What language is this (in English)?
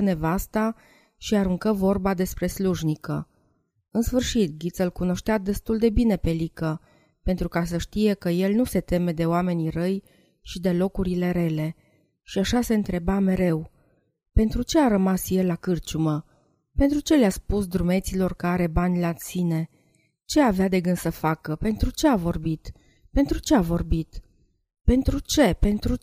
Romanian